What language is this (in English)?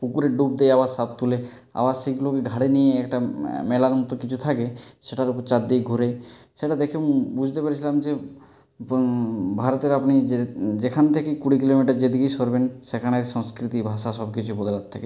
Bangla